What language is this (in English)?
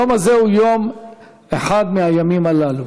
Hebrew